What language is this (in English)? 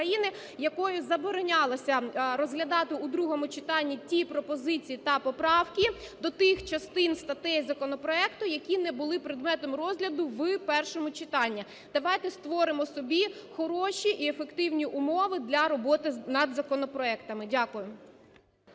Ukrainian